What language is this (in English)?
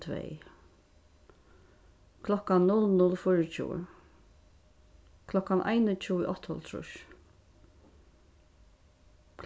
Faroese